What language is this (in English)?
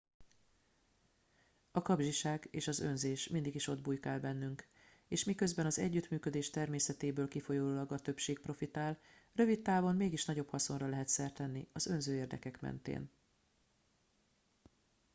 Hungarian